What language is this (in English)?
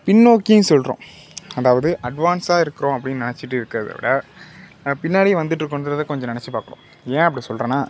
Tamil